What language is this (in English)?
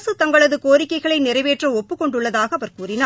Tamil